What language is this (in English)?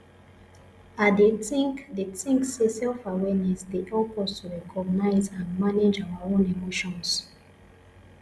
Nigerian Pidgin